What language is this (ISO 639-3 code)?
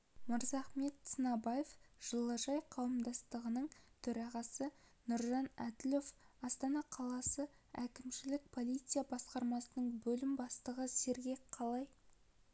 kaz